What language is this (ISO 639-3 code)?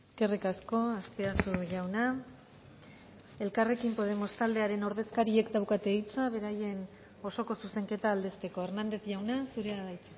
eus